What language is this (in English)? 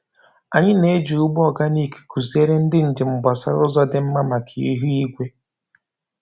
Igbo